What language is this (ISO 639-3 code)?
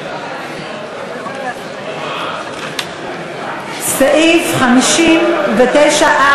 heb